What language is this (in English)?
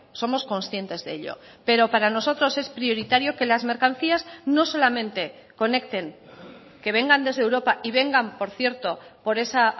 Spanish